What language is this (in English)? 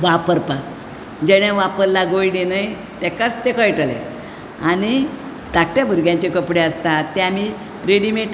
Konkani